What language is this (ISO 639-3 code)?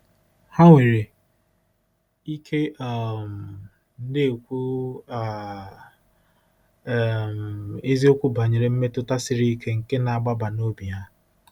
ibo